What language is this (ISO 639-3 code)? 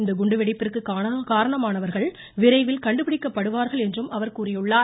tam